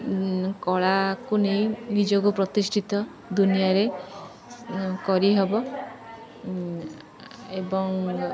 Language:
Odia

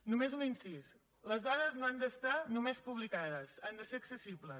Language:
Catalan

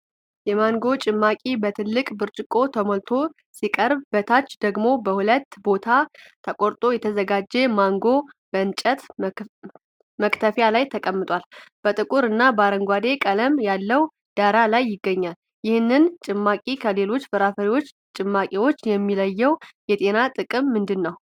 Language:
Amharic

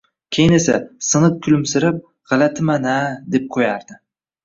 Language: Uzbek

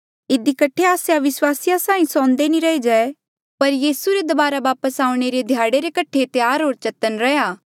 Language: Mandeali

